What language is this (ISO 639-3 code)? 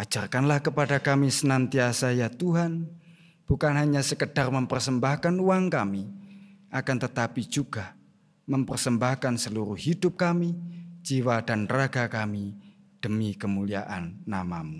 ind